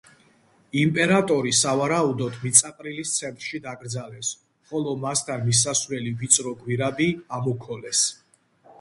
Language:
Georgian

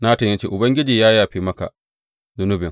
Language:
Hausa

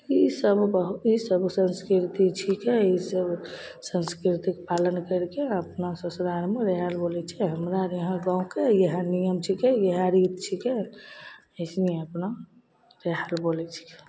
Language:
Maithili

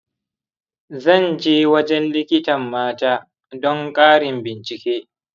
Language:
Hausa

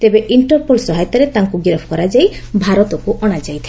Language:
Odia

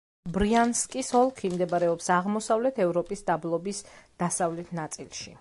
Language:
Georgian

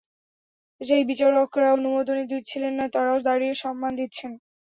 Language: Bangla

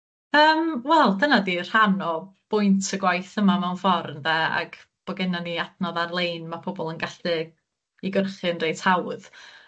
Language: Welsh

